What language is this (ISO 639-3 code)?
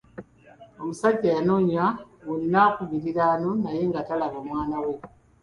lug